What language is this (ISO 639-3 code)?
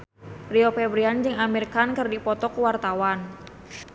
sun